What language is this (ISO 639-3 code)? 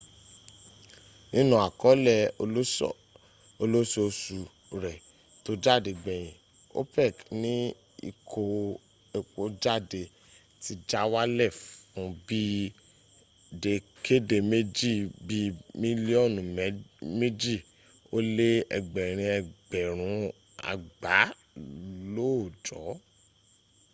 yor